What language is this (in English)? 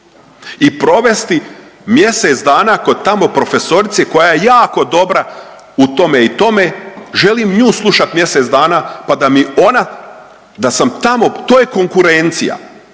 Croatian